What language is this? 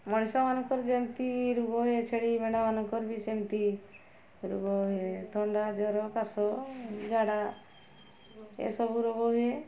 Odia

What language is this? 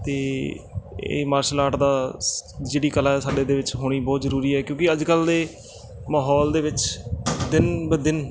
Punjabi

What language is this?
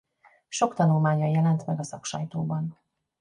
Hungarian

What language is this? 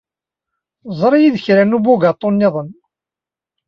Kabyle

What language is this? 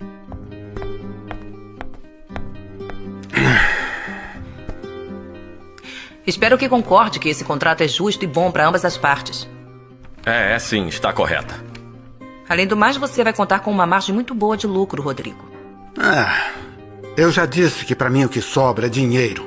Portuguese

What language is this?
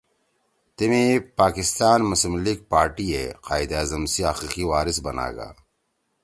Torwali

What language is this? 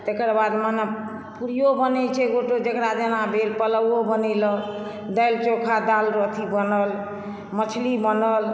Maithili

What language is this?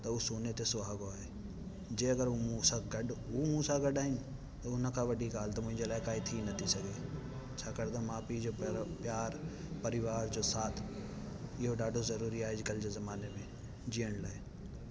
Sindhi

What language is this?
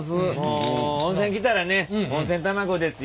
Japanese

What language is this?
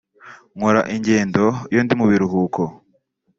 Kinyarwanda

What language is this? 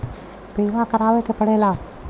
Bhojpuri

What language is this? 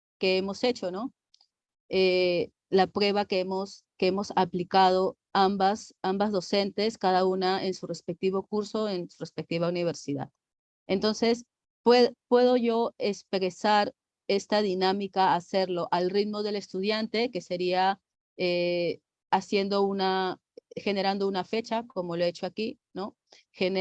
Spanish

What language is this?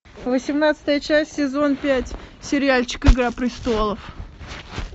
Russian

